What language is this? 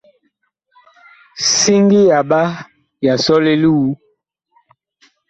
Bakoko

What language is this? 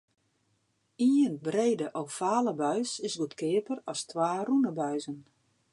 Western Frisian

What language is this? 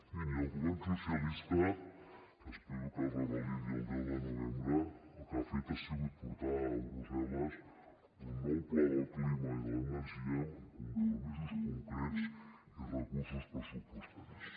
Catalan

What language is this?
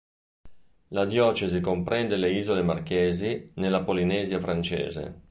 Italian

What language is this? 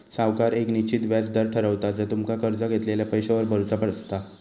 Marathi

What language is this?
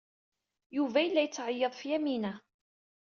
Kabyle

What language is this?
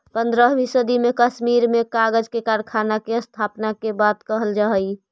Magahi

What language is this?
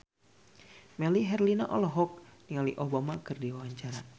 Sundanese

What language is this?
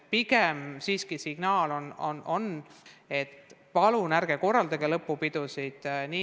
Estonian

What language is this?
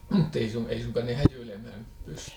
Finnish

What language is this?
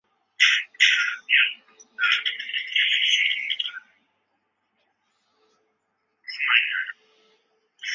Chinese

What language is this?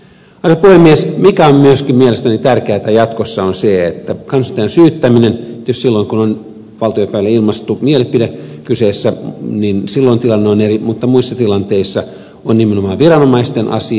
Finnish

